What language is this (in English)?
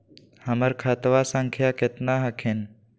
Magahi